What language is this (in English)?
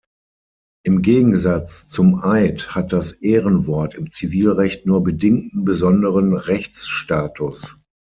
German